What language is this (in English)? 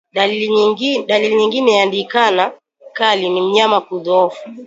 Swahili